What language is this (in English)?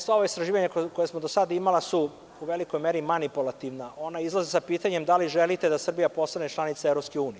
Serbian